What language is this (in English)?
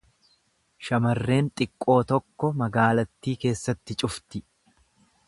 Oromo